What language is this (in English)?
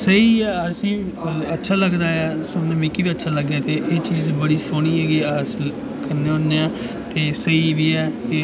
Dogri